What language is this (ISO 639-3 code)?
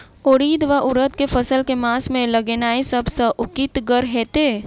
mai